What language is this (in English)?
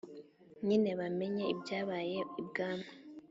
Kinyarwanda